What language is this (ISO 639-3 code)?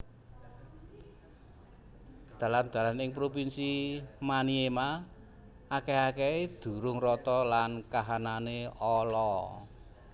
jav